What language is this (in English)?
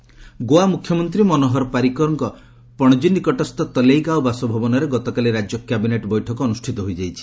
Odia